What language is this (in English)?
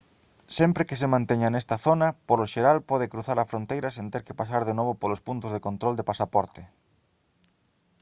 Galician